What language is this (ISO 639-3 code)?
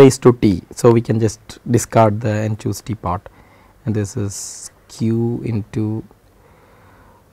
eng